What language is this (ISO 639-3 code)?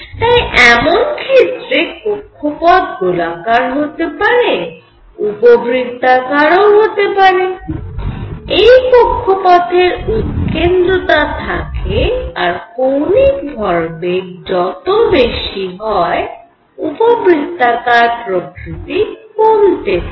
ben